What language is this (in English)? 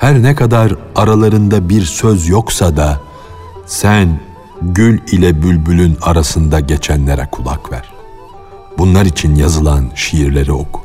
Turkish